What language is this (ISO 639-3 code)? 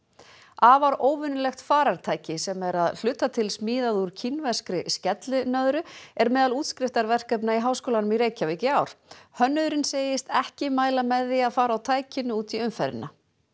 isl